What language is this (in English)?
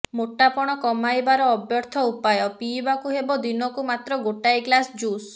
Odia